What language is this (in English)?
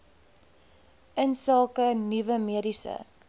Afrikaans